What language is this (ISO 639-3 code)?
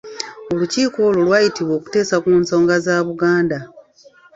lug